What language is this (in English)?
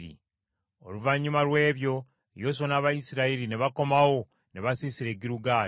Ganda